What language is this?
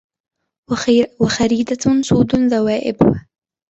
Arabic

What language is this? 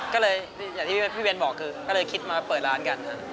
Thai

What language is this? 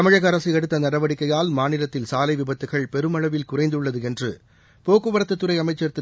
Tamil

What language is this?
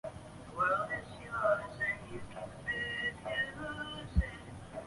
Chinese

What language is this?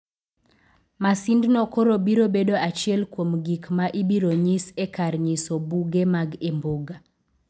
Luo (Kenya and Tanzania)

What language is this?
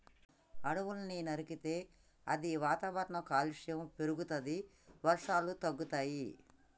Telugu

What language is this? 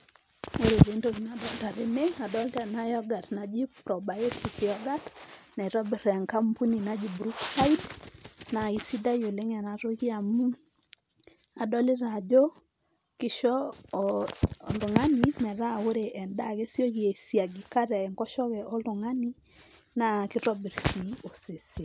Masai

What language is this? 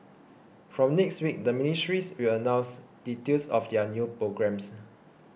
English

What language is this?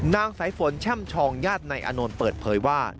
Thai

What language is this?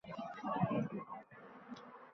Uzbek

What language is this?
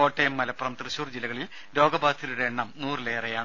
Malayalam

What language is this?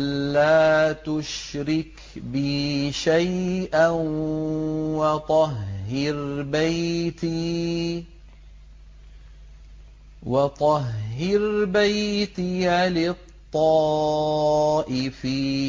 Arabic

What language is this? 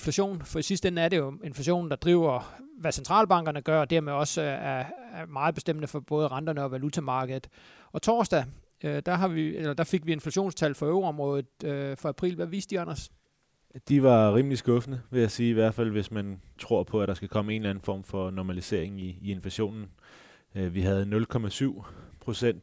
Danish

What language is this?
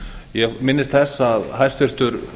Icelandic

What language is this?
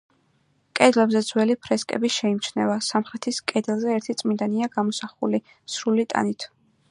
Georgian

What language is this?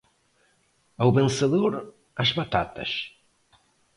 Portuguese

